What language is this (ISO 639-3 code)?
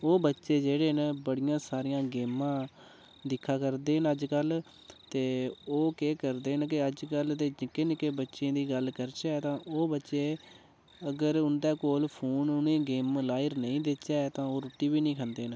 doi